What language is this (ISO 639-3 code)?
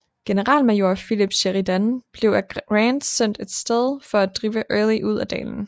dan